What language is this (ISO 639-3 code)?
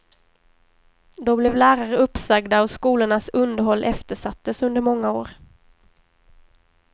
swe